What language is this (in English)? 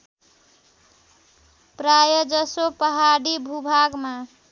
Nepali